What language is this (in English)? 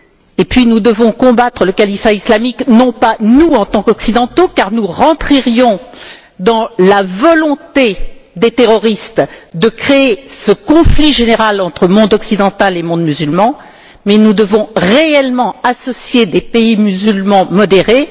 French